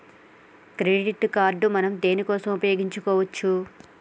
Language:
Telugu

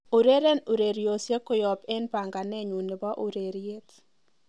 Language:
Kalenjin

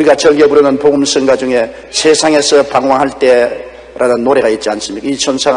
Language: Korean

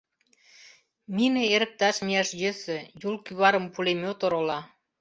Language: Mari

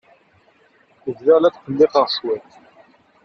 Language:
Kabyle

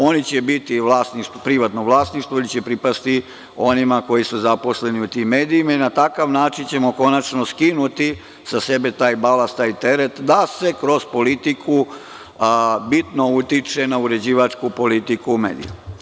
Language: Serbian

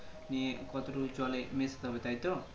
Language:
Bangla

